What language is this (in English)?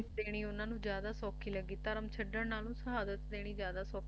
Punjabi